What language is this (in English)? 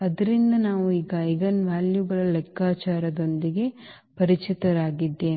Kannada